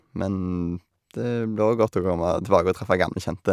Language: Norwegian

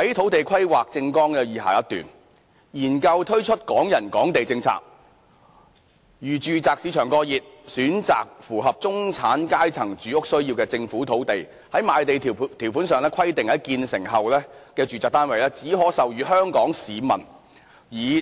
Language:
Cantonese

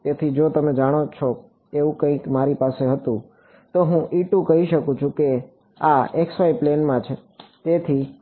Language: Gujarati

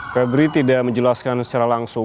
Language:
Indonesian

